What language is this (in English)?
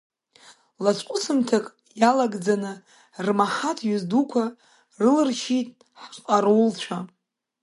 Abkhazian